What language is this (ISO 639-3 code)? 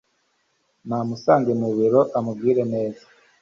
kin